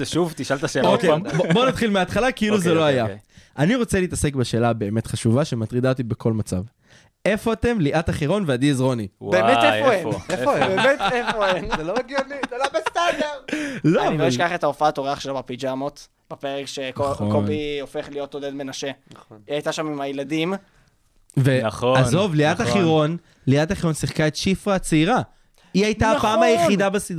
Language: Hebrew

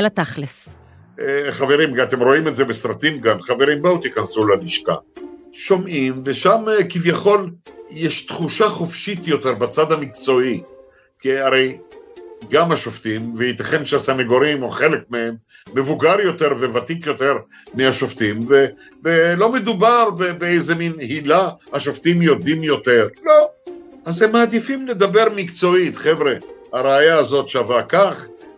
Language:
Hebrew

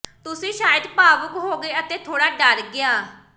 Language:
Punjabi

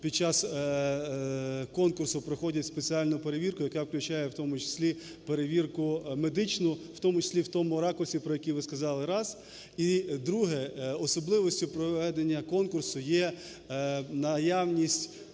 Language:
Ukrainian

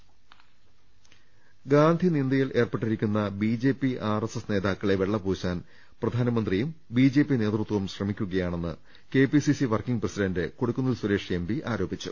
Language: Malayalam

